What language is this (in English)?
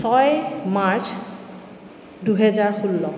Assamese